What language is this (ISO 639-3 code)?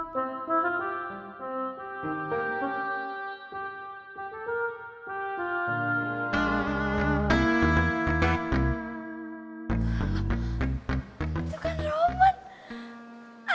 ind